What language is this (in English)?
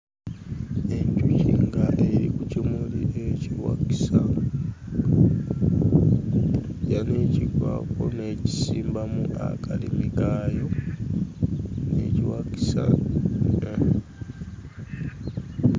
Ganda